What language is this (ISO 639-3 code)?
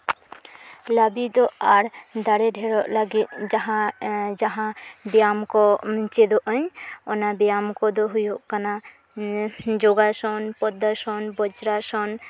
sat